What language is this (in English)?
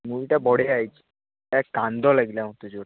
Odia